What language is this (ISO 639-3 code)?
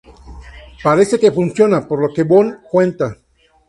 spa